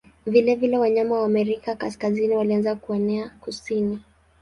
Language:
Swahili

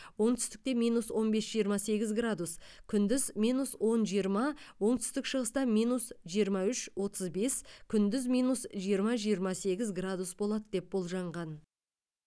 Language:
Kazakh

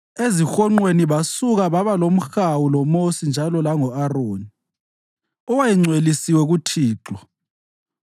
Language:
North Ndebele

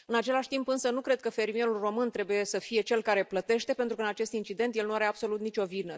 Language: Romanian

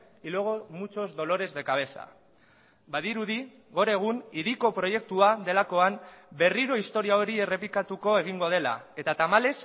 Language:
Basque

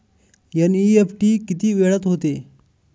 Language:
Marathi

